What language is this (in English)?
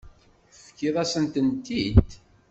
Kabyle